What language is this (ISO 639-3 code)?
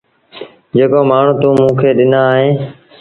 sbn